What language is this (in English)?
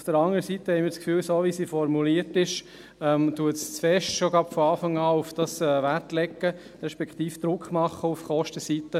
Swiss German